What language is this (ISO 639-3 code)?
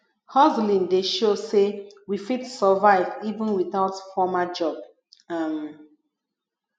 pcm